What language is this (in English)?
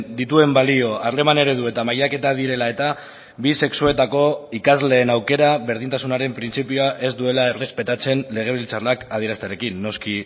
Basque